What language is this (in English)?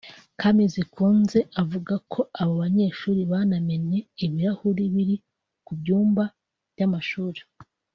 Kinyarwanda